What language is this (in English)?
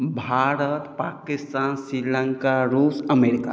Maithili